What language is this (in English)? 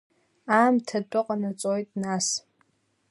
Abkhazian